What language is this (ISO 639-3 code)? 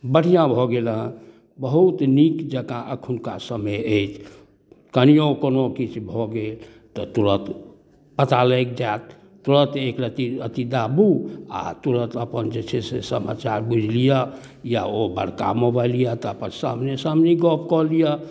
mai